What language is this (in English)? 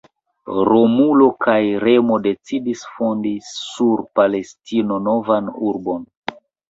Esperanto